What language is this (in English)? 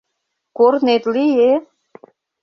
Mari